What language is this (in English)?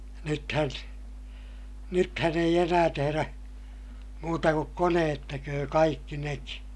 Finnish